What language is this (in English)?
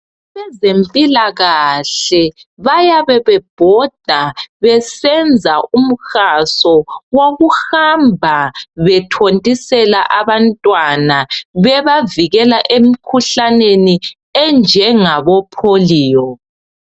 North Ndebele